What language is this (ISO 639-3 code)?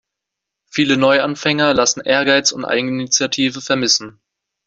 deu